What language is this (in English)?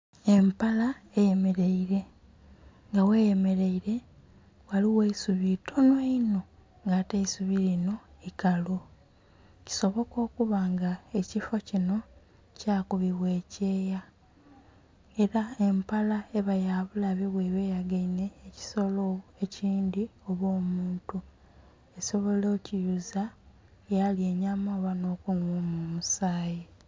Soga